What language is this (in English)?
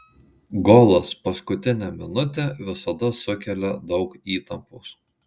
Lithuanian